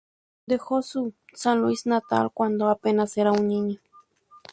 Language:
Spanish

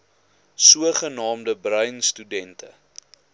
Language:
Afrikaans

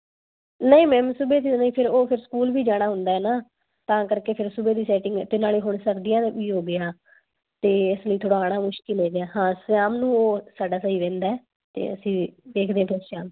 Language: Punjabi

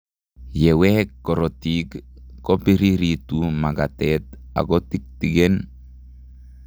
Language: Kalenjin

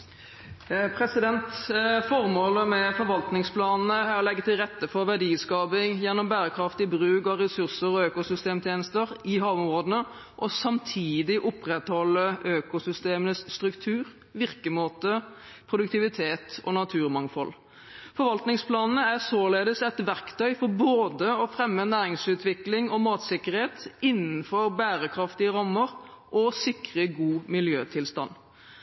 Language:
Norwegian Bokmål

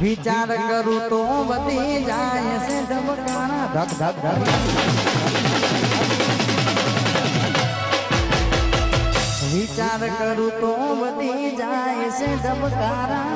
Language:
Gujarati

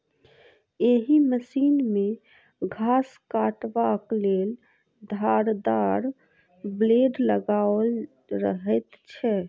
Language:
Maithili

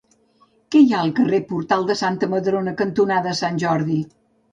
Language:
Catalan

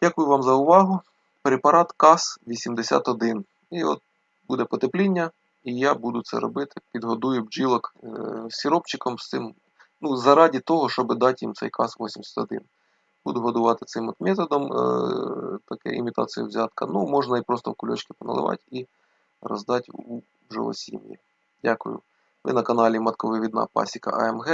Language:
Ukrainian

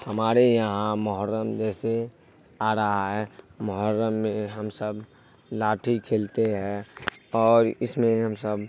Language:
Urdu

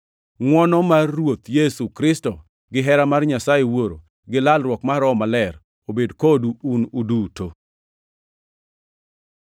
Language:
Luo (Kenya and Tanzania)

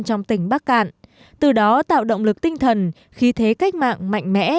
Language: Vietnamese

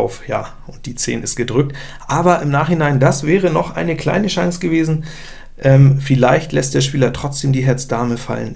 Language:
German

